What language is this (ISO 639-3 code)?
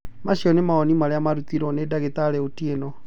kik